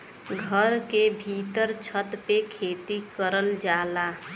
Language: Bhojpuri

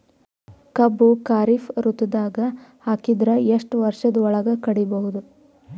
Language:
Kannada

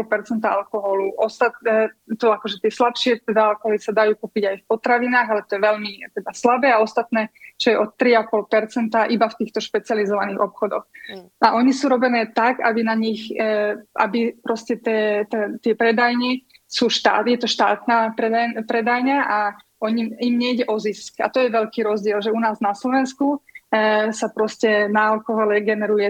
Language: Slovak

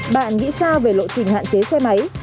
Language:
Vietnamese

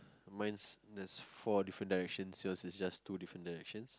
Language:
English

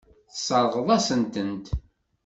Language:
Kabyle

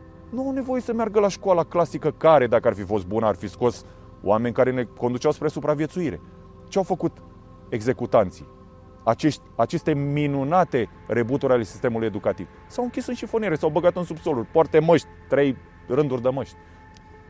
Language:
Romanian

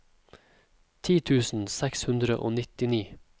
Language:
Norwegian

